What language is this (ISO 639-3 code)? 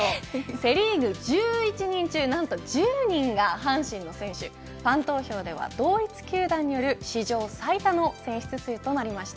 jpn